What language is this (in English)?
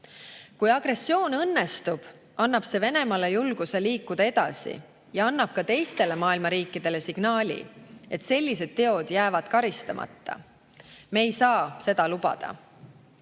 Estonian